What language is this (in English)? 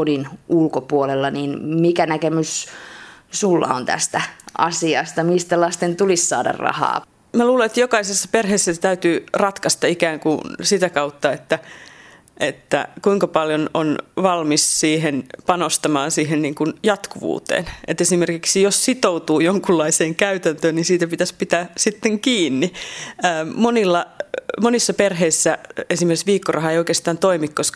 Finnish